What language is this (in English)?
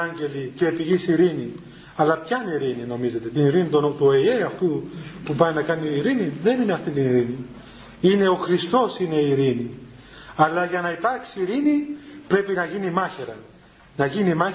Greek